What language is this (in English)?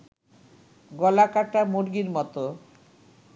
Bangla